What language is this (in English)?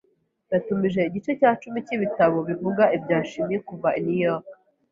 Kinyarwanda